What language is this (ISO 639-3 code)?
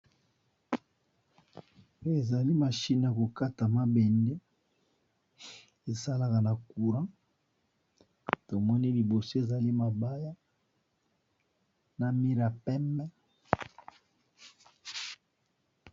lin